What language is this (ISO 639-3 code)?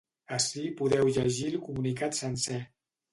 cat